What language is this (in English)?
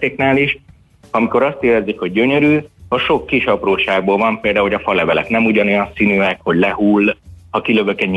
Hungarian